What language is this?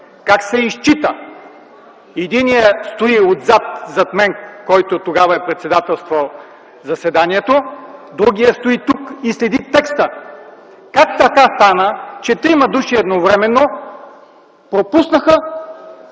Bulgarian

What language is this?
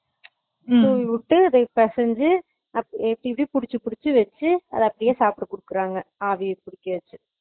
Tamil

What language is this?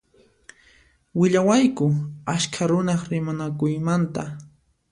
Puno Quechua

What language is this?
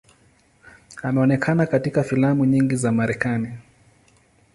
Swahili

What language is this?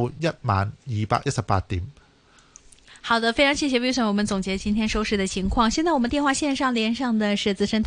Chinese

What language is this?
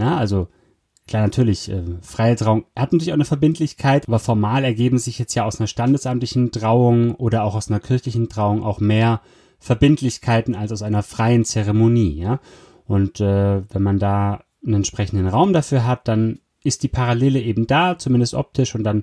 German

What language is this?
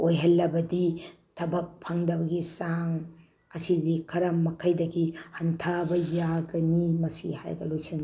Manipuri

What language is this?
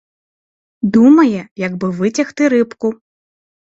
Ukrainian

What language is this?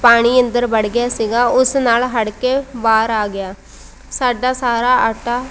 Punjabi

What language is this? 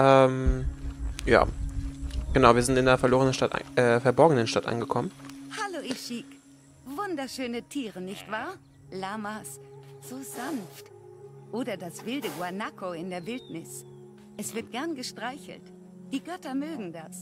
German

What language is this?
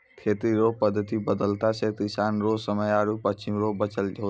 Maithili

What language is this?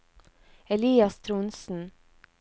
Norwegian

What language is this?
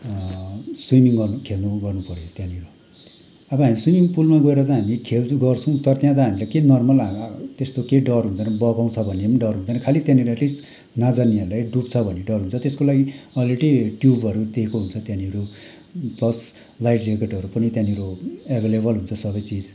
Nepali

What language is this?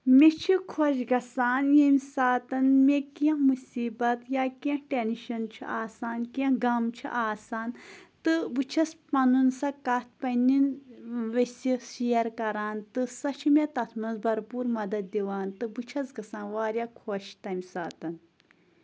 Kashmiri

